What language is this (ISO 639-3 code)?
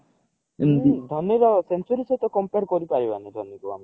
ori